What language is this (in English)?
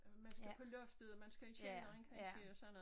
Danish